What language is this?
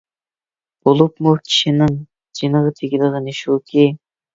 Uyghur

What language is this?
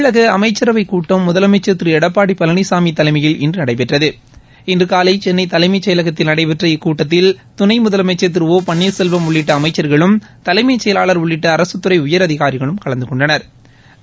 Tamil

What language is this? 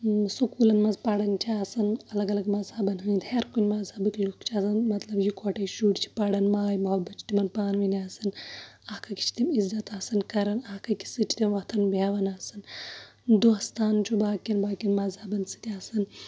Kashmiri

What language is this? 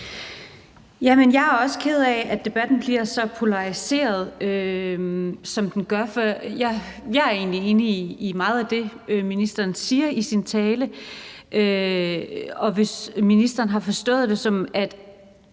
Danish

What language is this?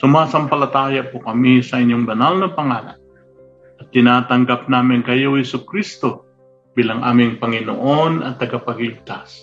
Filipino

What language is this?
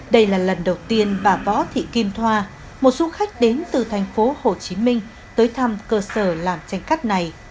Vietnamese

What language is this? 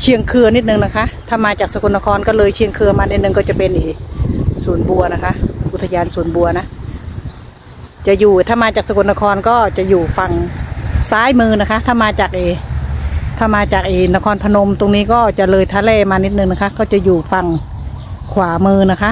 Thai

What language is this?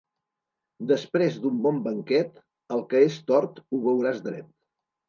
Catalan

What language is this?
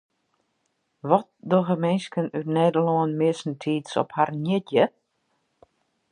Western Frisian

